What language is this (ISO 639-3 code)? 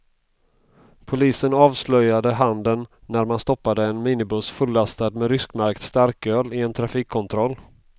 swe